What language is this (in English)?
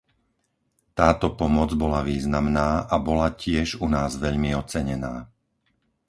Slovak